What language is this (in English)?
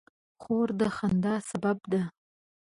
Pashto